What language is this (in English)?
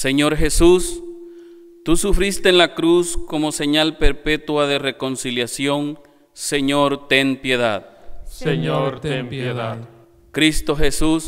Spanish